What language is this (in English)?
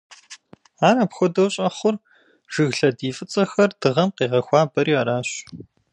Kabardian